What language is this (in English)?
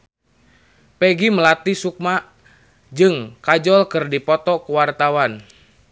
Sundanese